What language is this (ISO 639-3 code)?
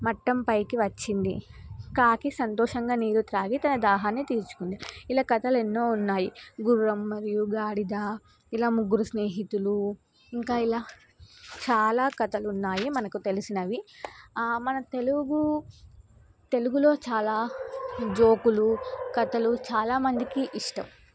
tel